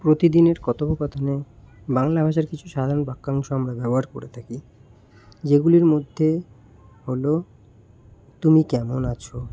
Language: Bangla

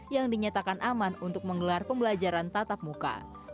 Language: Indonesian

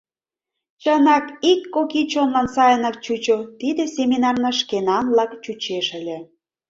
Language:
Mari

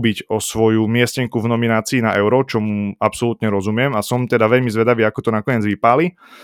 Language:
Slovak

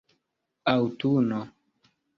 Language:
Esperanto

